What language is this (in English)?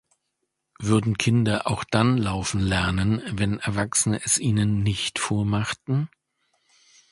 German